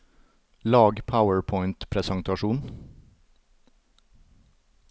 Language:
Norwegian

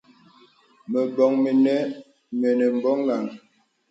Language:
Bebele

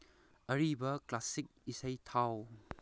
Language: Manipuri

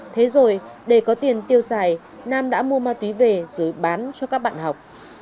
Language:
Vietnamese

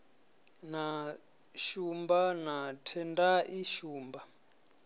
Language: Venda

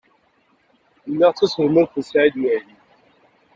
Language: Kabyle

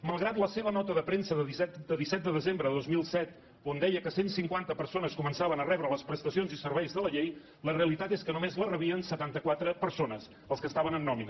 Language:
Catalan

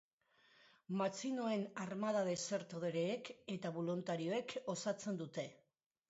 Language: Basque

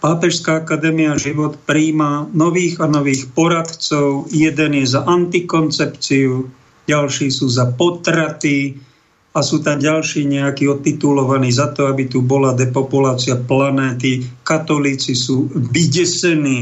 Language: Slovak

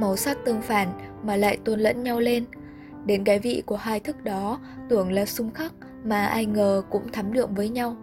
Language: Vietnamese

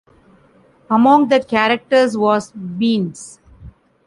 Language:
English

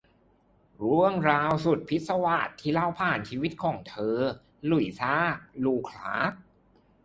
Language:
Thai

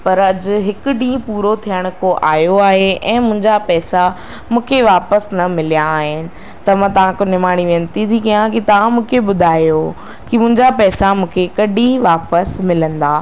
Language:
Sindhi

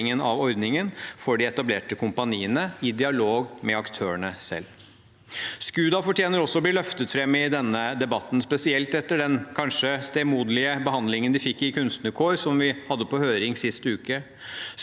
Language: Norwegian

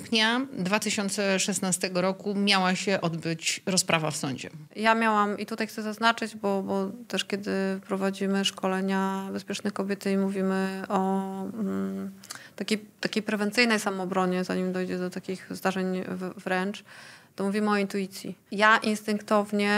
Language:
Polish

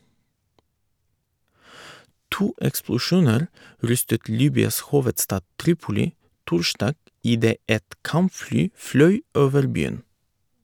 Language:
Norwegian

